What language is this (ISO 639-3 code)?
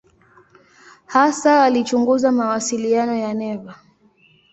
swa